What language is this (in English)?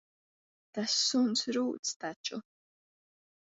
Latvian